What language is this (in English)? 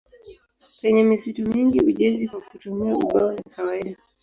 Swahili